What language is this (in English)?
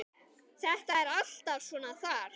Icelandic